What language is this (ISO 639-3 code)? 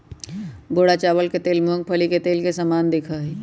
mag